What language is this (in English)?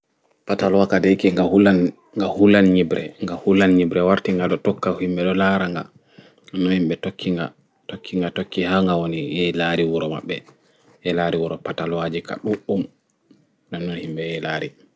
Fula